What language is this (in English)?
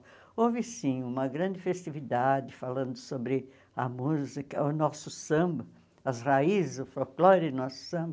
Portuguese